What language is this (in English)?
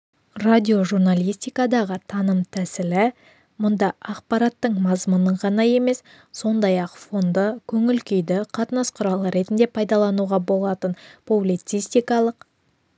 Kazakh